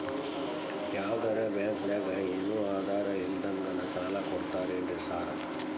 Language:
Kannada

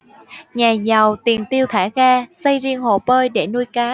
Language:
Vietnamese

